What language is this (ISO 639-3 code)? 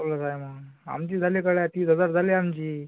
mar